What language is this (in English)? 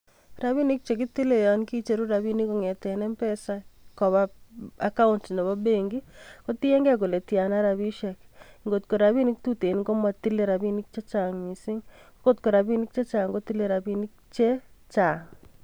Kalenjin